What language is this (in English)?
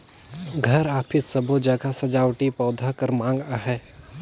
Chhattisgarhi